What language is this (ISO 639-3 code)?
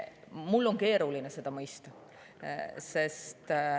est